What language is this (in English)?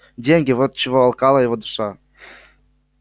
Russian